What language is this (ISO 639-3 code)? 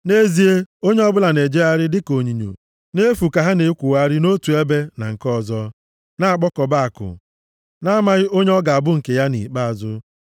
ibo